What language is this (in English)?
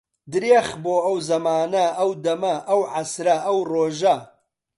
Central Kurdish